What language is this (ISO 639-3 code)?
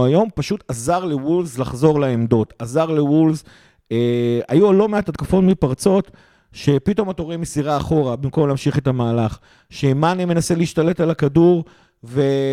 heb